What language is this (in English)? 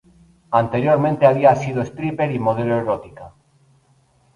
Spanish